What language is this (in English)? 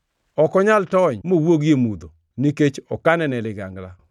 Luo (Kenya and Tanzania)